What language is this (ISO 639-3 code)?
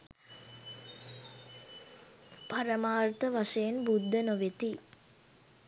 sin